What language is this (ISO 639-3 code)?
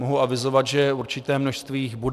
ces